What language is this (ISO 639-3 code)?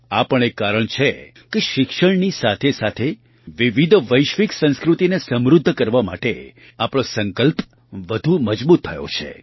guj